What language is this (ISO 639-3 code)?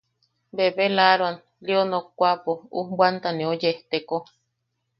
yaq